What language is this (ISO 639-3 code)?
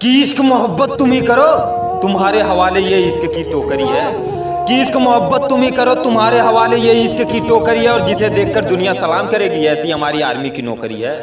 hin